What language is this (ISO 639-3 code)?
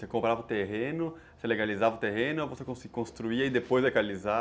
por